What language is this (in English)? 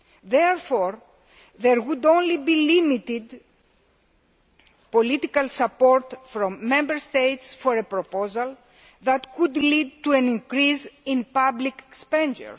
English